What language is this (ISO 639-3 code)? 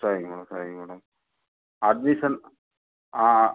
tam